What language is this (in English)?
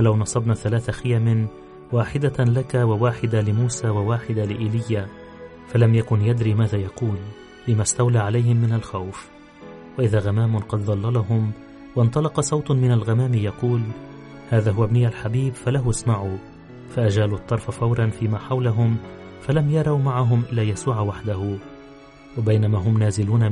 Arabic